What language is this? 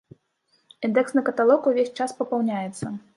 Belarusian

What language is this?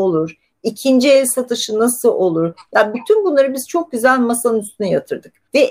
Turkish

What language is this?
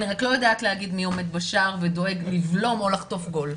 Hebrew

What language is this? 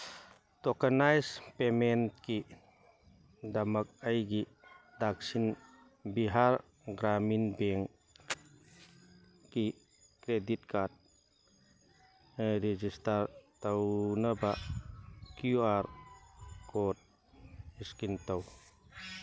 Manipuri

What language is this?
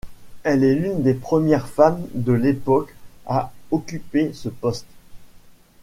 French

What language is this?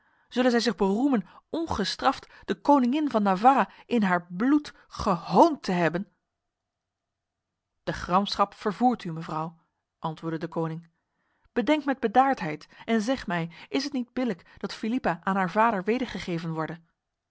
Dutch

